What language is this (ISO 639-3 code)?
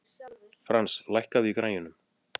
isl